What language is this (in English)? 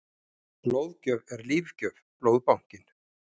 Icelandic